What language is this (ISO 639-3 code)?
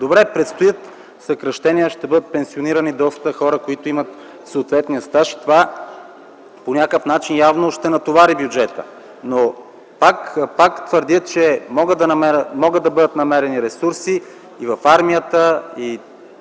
bul